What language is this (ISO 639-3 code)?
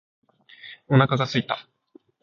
jpn